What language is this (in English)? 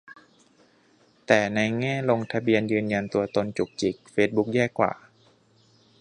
Thai